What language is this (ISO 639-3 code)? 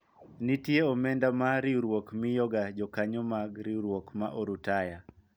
luo